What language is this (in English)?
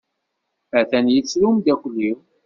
Kabyle